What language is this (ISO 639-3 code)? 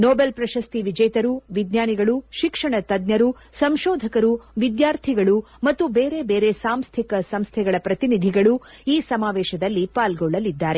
kan